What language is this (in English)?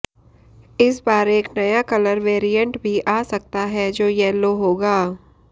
Hindi